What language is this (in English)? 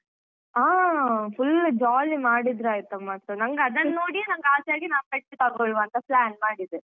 Kannada